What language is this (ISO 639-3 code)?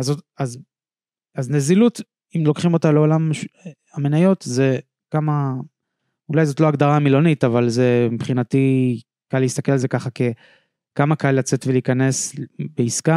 heb